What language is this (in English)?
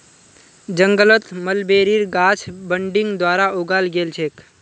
Magahi